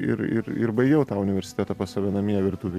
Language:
Lithuanian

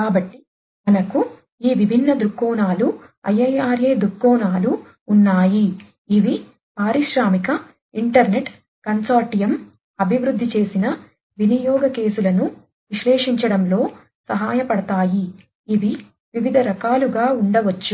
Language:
Telugu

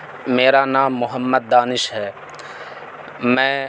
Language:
Urdu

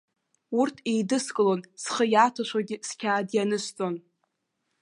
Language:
Abkhazian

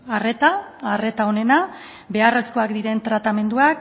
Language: Basque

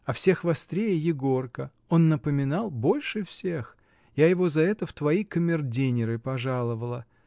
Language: Russian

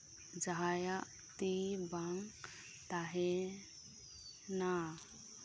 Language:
Santali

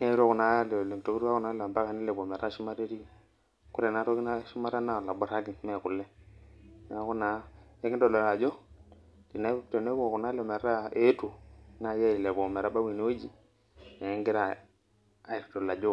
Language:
Masai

